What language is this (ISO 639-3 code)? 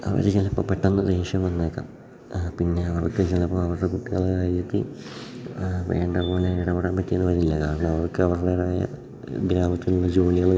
mal